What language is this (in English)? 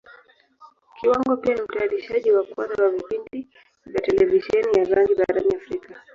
Swahili